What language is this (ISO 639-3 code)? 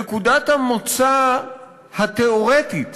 heb